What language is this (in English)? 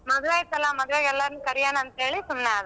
Kannada